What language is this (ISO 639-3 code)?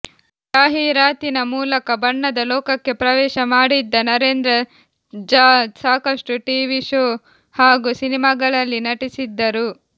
kan